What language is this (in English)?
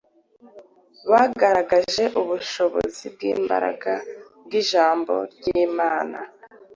Kinyarwanda